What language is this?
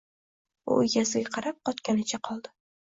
Uzbek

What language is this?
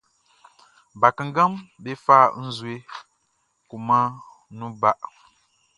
Baoulé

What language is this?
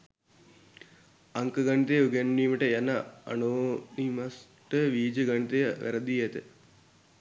Sinhala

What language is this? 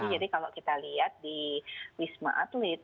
Indonesian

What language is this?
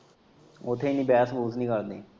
Punjabi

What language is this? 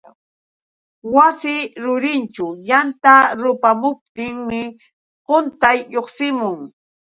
Yauyos Quechua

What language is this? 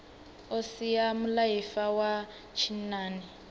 Venda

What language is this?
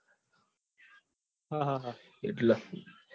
Gujarati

